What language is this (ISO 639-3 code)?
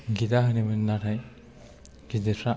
brx